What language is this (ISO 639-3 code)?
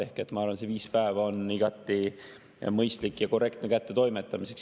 est